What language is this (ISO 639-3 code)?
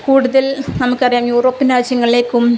mal